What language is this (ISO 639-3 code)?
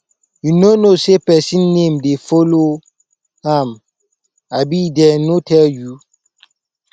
pcm